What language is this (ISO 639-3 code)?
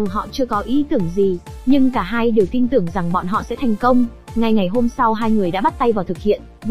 vie